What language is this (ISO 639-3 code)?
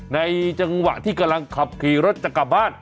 tha